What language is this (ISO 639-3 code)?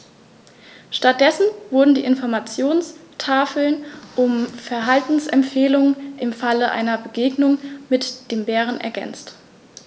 deu